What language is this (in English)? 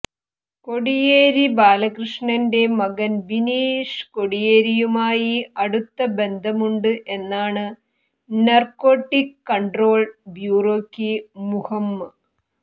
Malayalam